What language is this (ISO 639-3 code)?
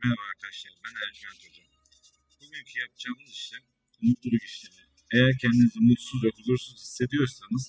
tur